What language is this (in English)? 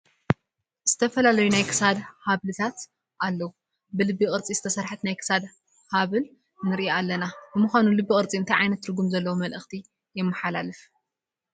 Tigrinya